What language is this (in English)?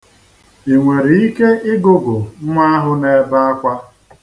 Igbo